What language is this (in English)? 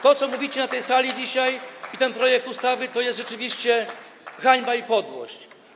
Polish